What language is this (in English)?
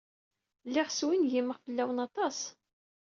Kabyle